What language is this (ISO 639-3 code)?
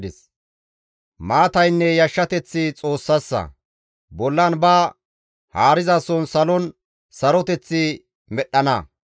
gmv